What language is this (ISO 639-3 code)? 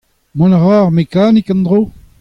bre